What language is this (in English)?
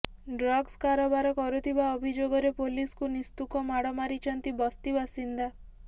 Odia